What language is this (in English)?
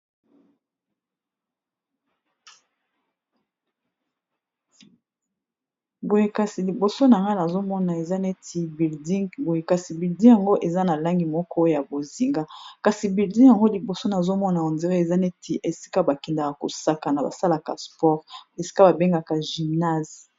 Lingala